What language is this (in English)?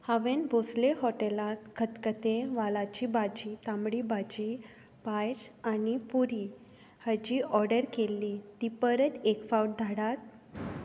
Konkani